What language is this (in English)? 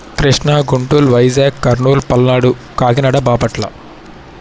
Telugu